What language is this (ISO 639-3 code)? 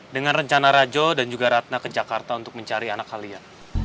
ind